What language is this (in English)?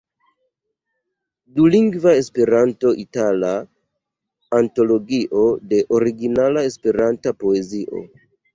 Esperanto